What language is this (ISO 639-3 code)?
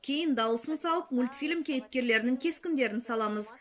kaz